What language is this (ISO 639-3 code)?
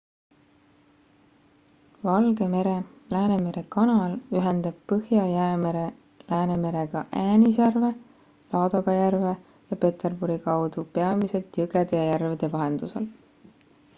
est